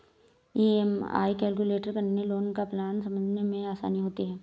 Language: Hindi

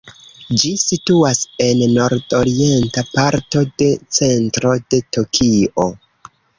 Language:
Esperanto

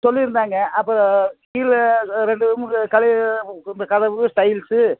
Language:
Tamil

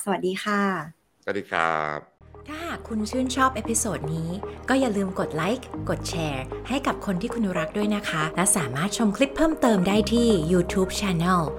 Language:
Thai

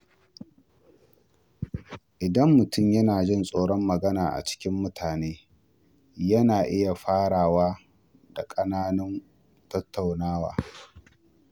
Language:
Hausa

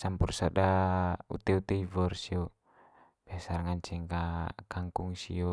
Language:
Manggarai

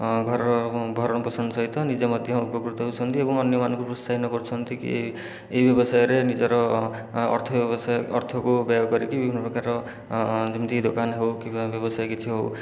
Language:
Odia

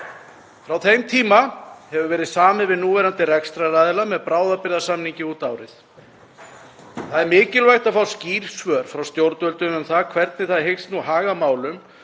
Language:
Icelandic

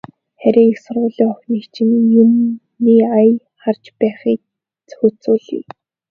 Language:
Mongolian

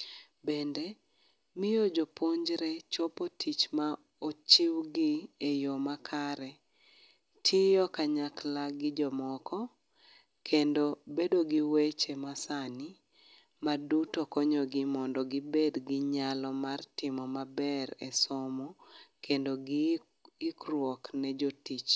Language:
Luo (Kenya and Tanzania)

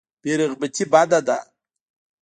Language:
Pashto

